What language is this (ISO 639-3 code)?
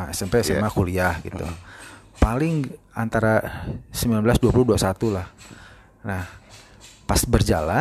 ind